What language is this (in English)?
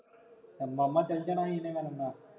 Punjabi